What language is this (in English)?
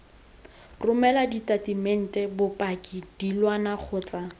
Tswana